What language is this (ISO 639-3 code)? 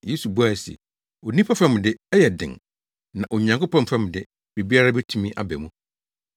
aka